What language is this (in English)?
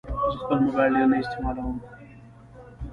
Pashto